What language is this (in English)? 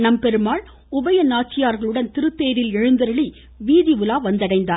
Tamil